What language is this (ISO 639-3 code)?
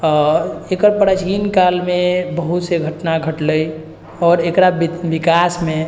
mai